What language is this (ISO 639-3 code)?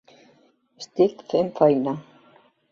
cat